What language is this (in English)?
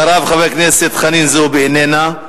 Hebrew